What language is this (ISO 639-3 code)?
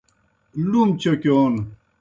plk